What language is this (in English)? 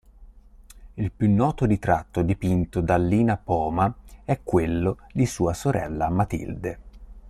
Italian